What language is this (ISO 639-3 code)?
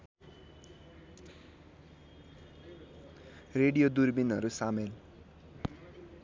nep